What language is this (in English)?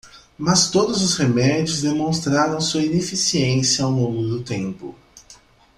Portuguese